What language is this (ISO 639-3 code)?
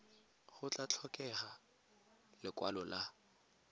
tsn